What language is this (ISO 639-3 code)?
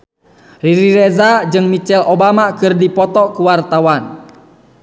sun